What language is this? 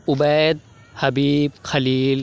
Urdu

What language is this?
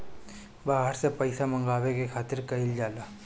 Bhojpuri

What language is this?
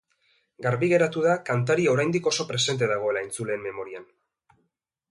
Basque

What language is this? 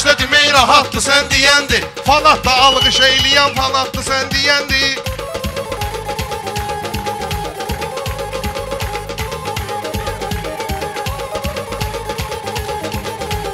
Turkish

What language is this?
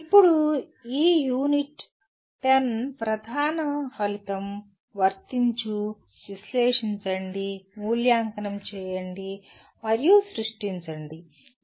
Telugu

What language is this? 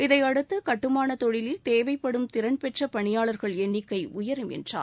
Tamil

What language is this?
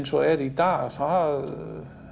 Icelandic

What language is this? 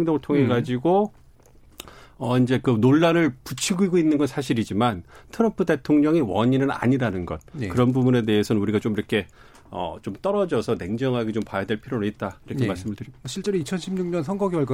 Korean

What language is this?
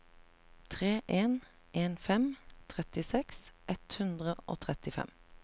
Norwegian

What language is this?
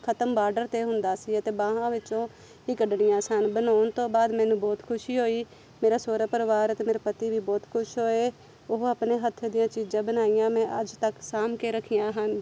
Punjabi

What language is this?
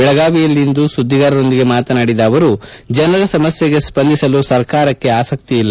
Kannada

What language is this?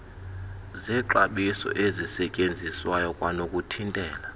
Xhosa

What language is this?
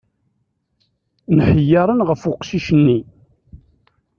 Kabyle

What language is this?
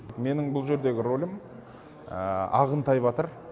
Kazakh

